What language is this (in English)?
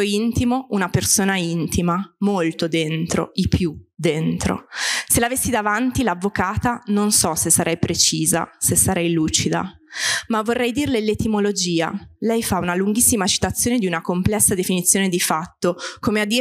Italian